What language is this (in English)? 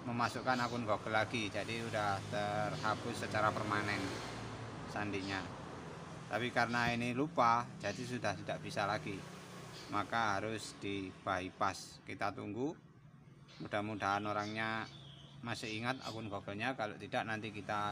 Indonesian